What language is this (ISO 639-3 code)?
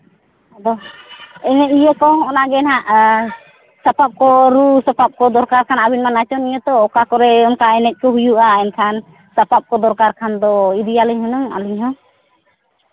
sat